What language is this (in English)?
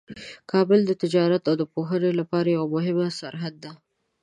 Pashto